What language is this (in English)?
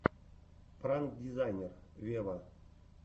Russian